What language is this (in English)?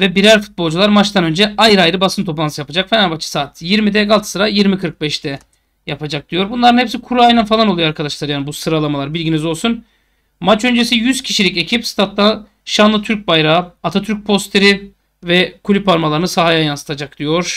Turkish